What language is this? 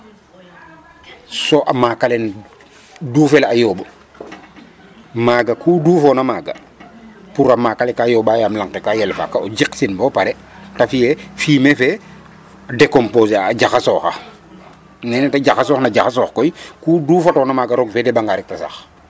Serer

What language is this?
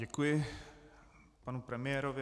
Czech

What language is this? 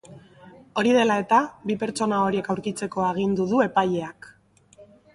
Basque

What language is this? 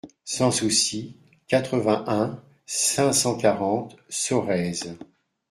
French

